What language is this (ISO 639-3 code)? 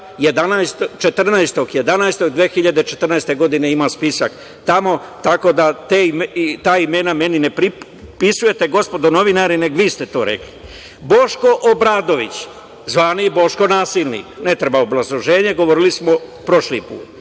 srp